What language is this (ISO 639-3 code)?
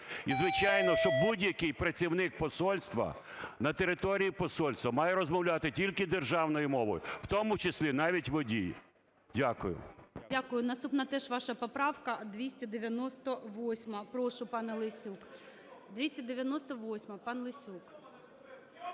ukr